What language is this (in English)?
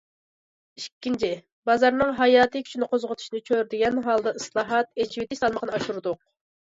Uyghur